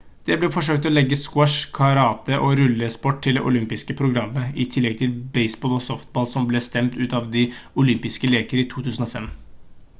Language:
Norwegian Bokmål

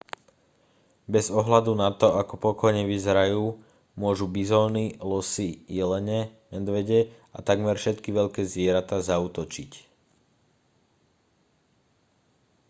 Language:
Slovak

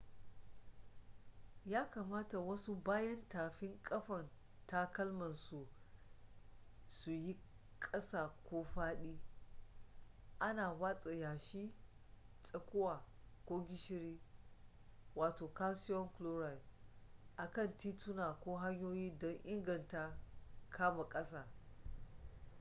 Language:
Hausa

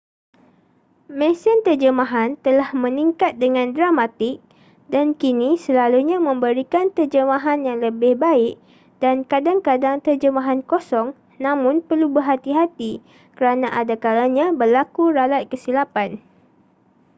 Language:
Malay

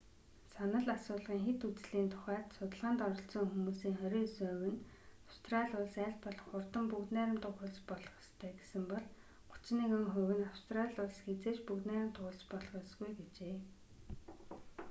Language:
Mongolian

